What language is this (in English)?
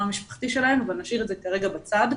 Hebrew